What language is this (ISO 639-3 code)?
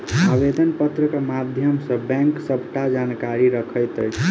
mai